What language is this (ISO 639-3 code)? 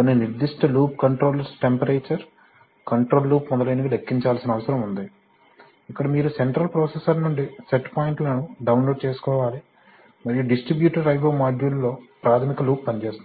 tel